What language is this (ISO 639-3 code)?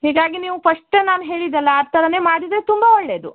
kan